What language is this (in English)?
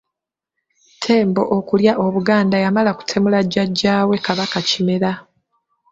Ganda